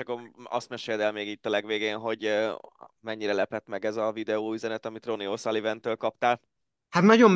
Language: Hungarian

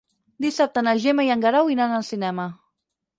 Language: Catalan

